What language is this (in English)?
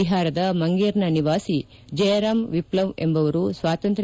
Kannada